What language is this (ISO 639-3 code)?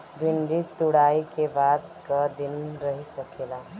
bho